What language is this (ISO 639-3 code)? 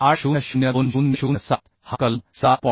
mar